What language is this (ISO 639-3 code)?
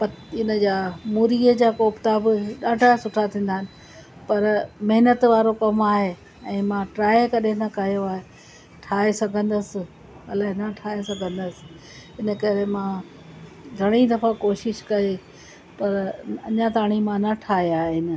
snd